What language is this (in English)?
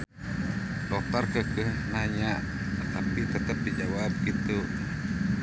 Sundanese